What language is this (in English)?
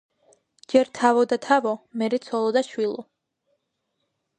Georgian